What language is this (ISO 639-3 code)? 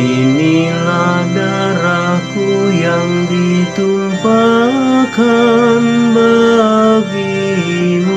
ind